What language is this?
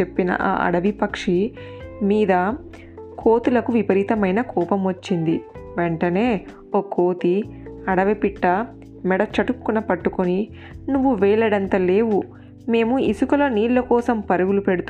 Telugu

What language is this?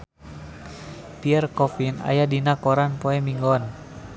Sundanese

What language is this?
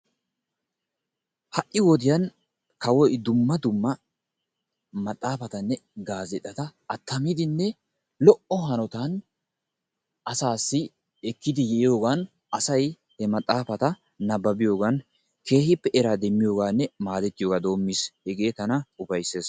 Wolaytta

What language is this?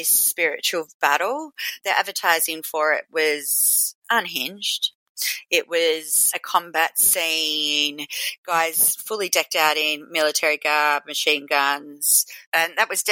English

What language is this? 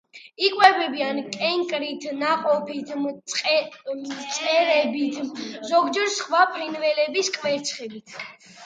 Georgian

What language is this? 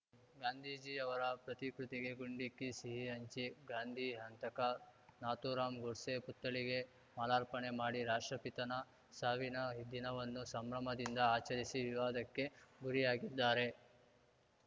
Kannada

